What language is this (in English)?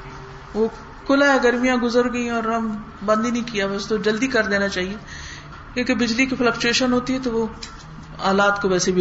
Urdu